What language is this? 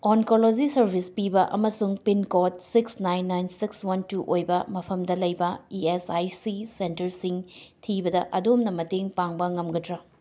Manipuri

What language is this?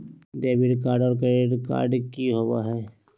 Magahi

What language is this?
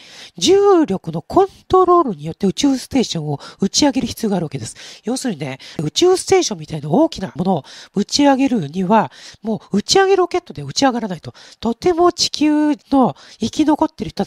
Japanese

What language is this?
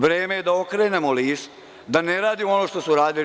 Serbian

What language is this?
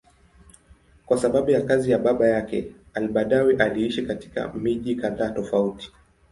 Swahili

